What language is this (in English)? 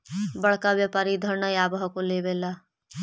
Magahi